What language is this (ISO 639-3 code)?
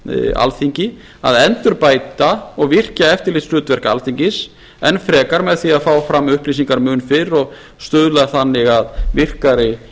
isl